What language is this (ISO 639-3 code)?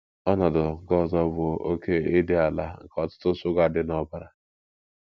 ibo